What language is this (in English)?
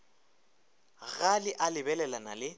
Northern Sotho